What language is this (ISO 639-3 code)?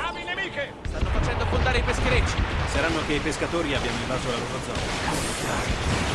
ita